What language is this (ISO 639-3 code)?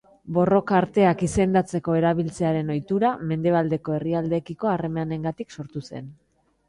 eus